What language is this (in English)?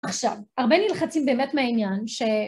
Hebrew